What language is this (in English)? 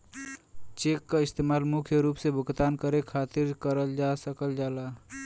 Bhojpuri